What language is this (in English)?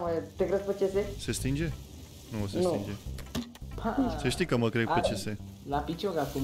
Romanian